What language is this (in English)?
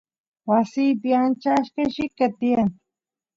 Santiago del Estero Quichua